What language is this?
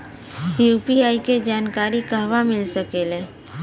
Bhojpuri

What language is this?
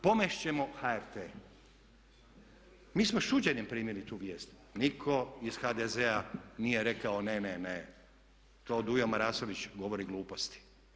Croatian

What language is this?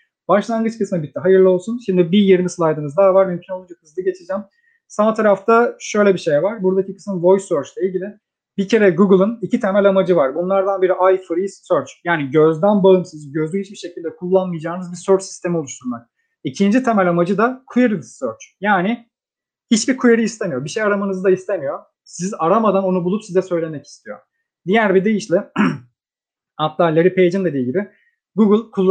Turkish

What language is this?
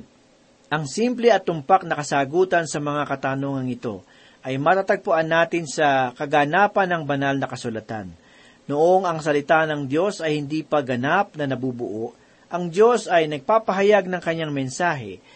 Filipino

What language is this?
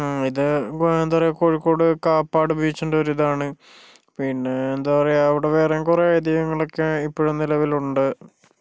Malayalam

